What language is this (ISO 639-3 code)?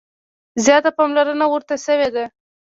pus